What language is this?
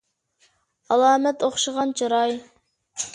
Uyghur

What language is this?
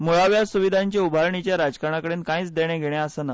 Konkani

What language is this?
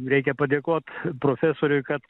Lithuanian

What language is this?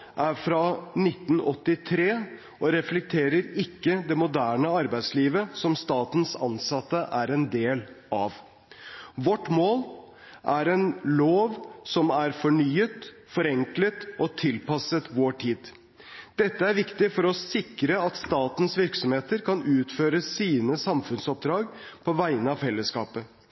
Norwegian Bokmål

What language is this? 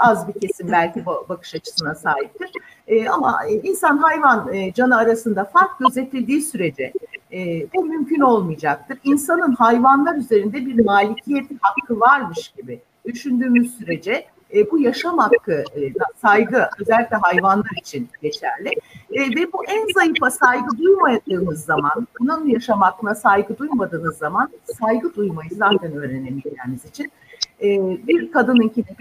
Turkish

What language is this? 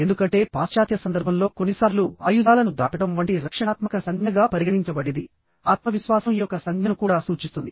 Telugu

